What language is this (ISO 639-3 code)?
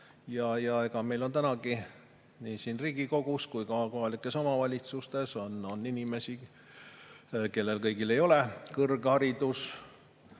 est